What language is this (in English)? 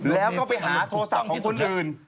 Thai